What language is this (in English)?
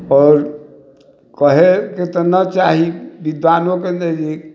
Maithili